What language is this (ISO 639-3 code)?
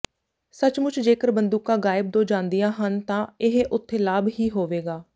pan